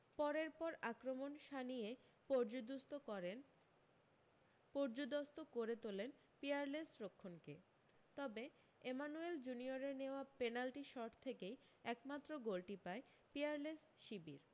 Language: Bangla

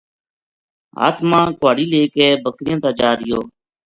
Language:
Gujari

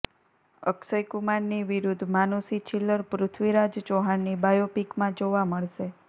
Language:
Gujarati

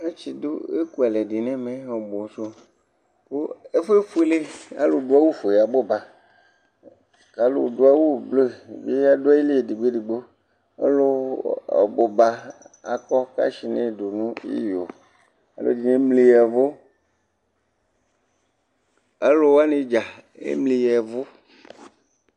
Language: Ikposo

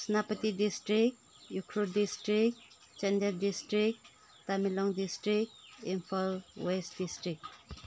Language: Manipuri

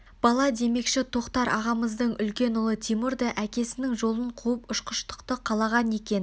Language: Kazakh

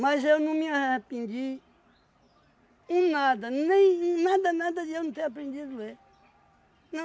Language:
Portuguese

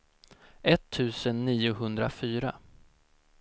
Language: Swedish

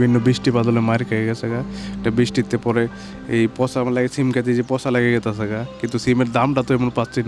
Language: Indonesian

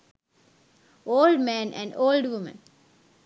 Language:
Sinhala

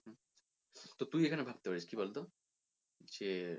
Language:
Bangla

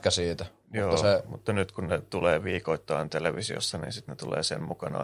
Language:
Finnish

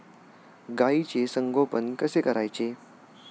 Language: Marathi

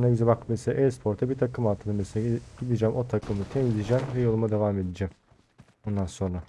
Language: Turkish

